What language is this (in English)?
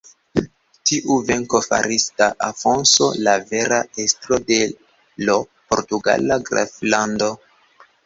Esperanto